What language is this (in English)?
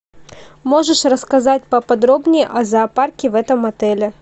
Russian